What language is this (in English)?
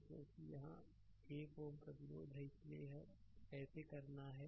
Hindi